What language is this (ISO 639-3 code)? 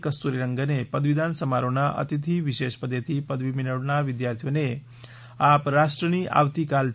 guj